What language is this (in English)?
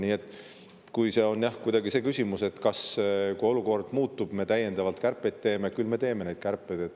Estonian